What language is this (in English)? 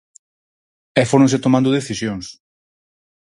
Galician